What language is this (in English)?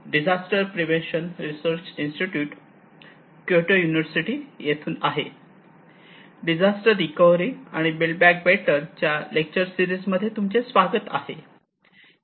Marathi